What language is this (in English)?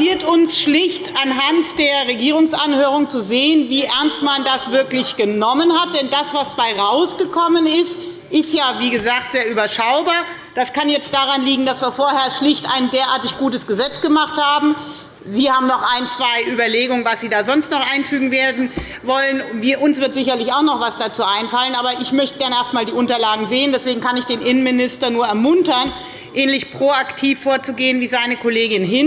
German